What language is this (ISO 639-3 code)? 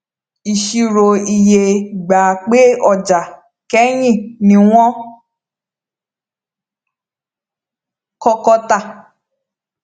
yor